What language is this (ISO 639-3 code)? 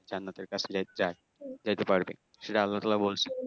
ben